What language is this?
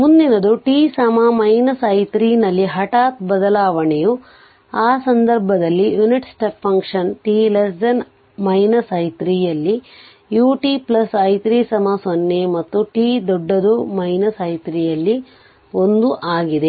Kannada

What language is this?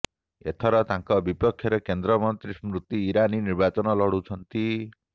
Odia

